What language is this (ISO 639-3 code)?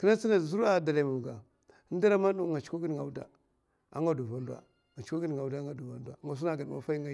maf